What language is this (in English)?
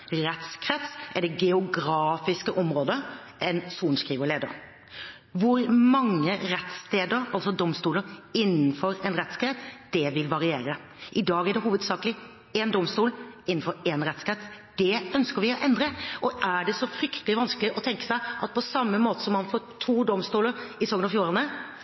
Norwegian Bokmål